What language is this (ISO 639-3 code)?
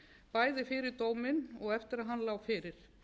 isl